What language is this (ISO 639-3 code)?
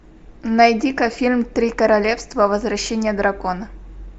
rus